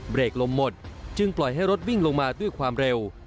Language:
Thai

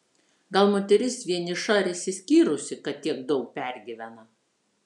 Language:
Lithuanian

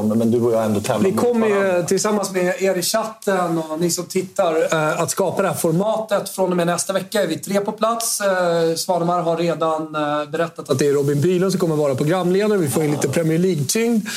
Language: Swedish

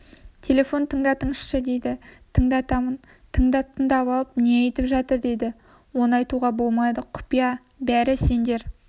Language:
Kazakh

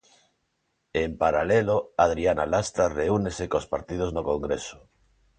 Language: Galician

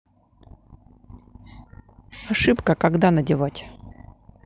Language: Russian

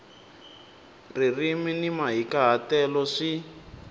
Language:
Tsonga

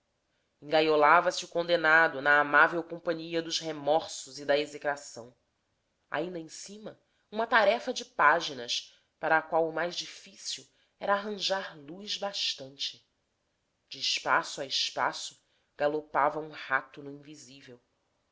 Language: Portuguese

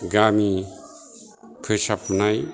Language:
Bodo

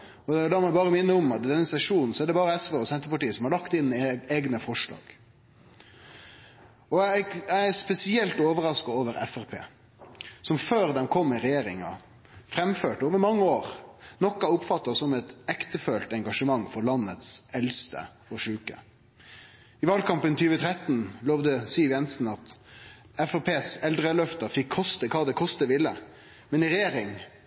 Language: Norwegian Nynorsk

